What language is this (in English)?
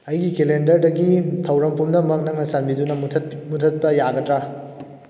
Manipuri